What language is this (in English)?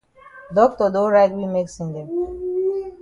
Cameroon Pidgin